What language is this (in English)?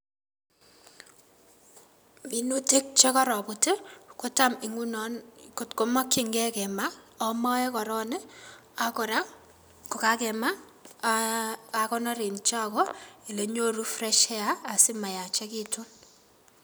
Kalenjin